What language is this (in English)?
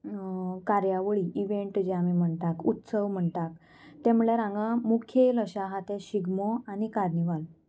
Konkani